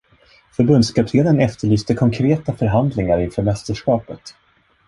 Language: Swedish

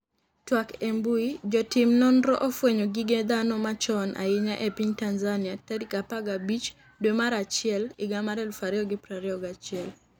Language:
Luo (Kenya and Tanzania)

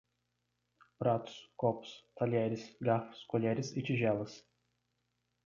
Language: Portuguese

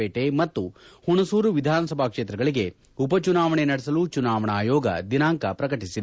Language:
Kannada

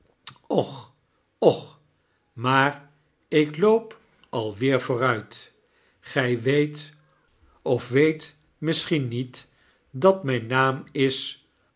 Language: Dutch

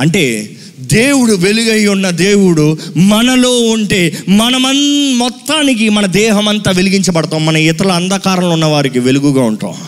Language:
Telugu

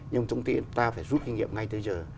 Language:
Vietnamese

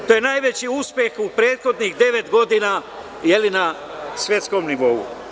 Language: Serbian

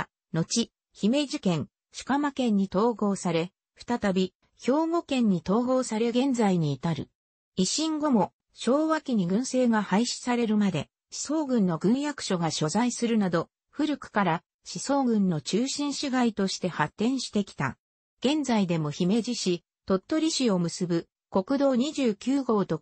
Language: Japanese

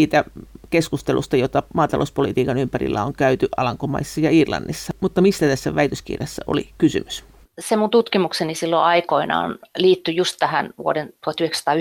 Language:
Finnish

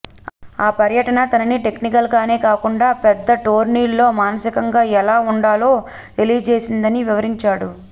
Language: Telugu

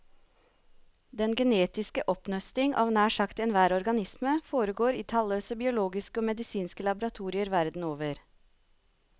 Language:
Norwegian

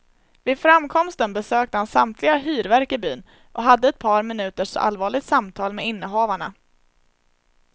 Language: Swedish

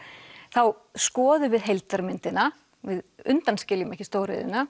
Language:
Icelandic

